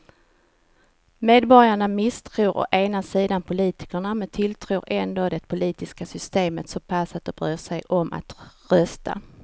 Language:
Swedish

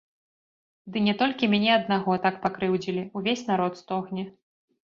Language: Belarusian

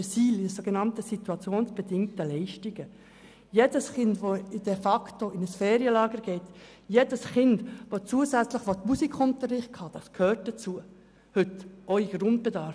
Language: Swiss German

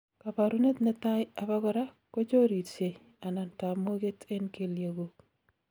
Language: Kalenjin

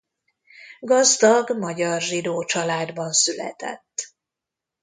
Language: Hungarian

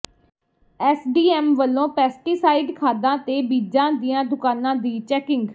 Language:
Punjabi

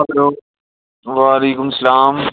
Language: Kashmiri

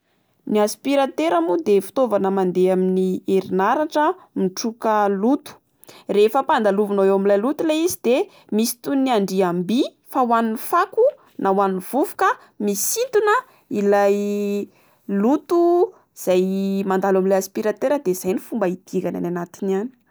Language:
Malagasy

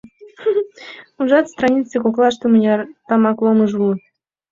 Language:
Mari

